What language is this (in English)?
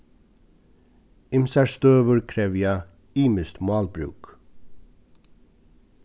Faroese